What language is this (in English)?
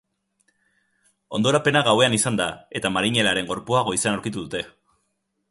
Basque